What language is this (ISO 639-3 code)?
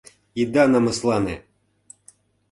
chm